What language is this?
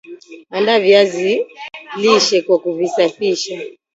Swahili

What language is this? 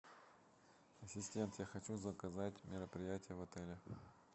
Russian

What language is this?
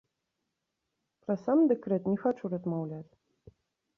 Belarusian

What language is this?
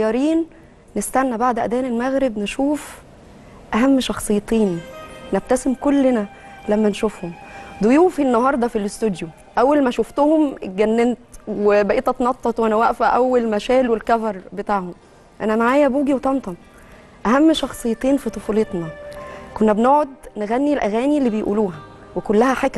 Arabic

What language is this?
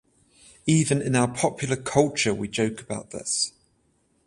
English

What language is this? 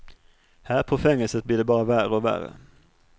Swedish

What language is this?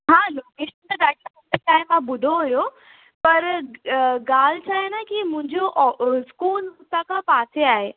Sindhi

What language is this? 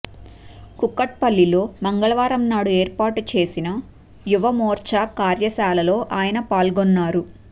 Telugu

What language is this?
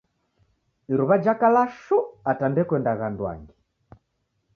Taita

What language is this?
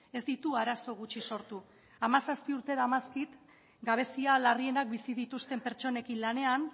Basque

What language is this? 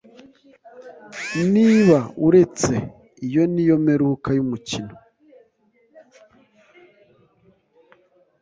Kinyarwanda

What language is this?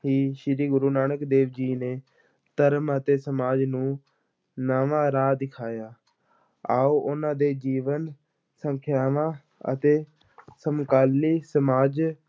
Punjabi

